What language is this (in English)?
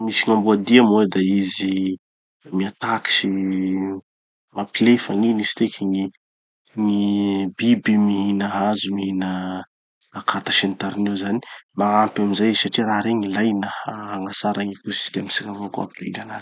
Tanosy Malagasy